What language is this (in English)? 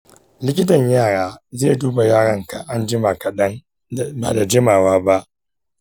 Hausa